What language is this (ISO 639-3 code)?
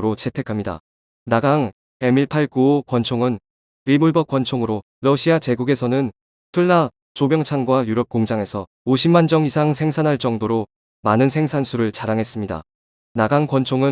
kor